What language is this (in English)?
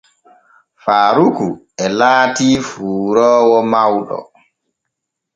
Borgu Fulfulde